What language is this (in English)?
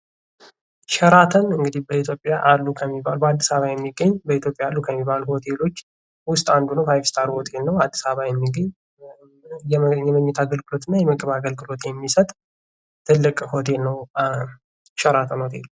Amharic